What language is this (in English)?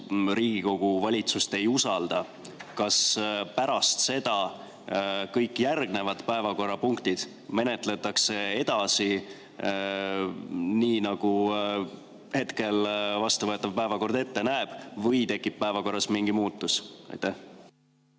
Estonian